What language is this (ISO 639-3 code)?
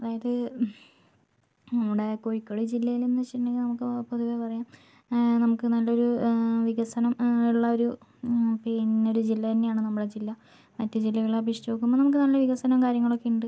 mal